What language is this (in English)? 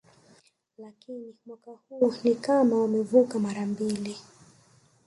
Swahili